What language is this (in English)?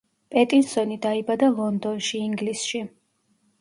Georgian